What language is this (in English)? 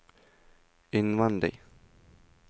Norwegian